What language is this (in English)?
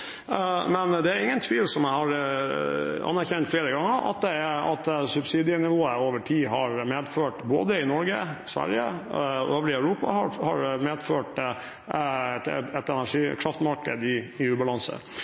Norwegian Bokmål